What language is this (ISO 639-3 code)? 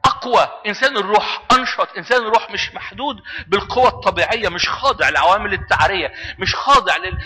ara